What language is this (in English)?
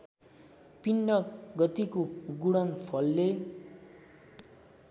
Nepali